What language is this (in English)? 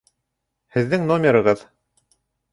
Bashkir